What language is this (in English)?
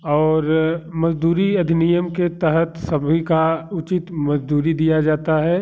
Hindi